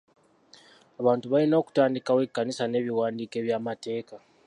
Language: Ganda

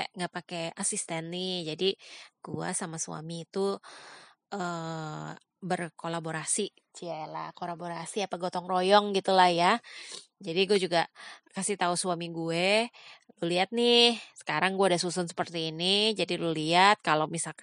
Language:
Indonesian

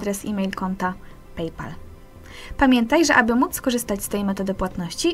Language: Polish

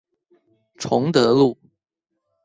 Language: Chinese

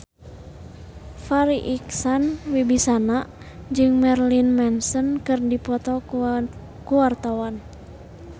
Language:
Sundanese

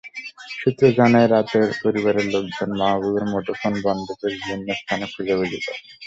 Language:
Bangla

